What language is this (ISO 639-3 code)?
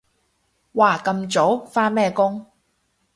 yue